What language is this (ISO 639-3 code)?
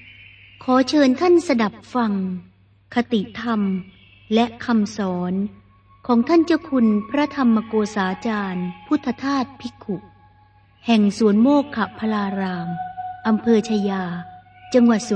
tha